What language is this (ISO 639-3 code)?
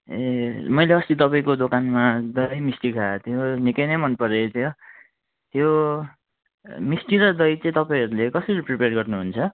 nep